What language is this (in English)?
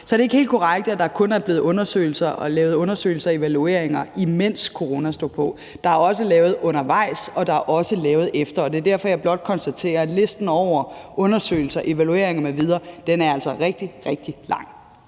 Danish